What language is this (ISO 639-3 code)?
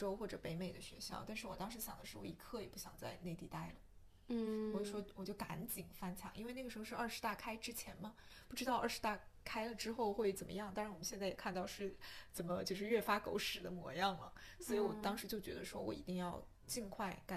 zho